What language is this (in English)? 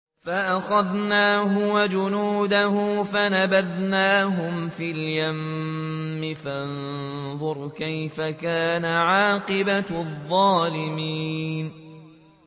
Arabic